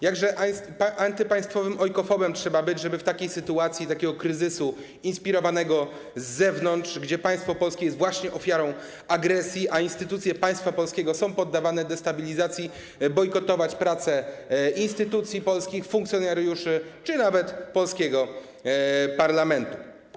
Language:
Polish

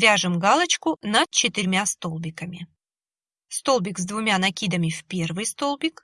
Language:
Russian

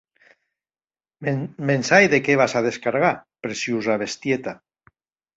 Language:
Occitan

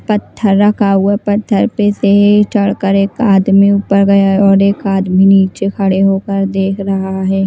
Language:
Hindi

